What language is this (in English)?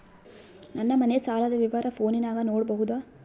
Kannada